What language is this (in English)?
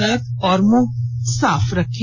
Hindi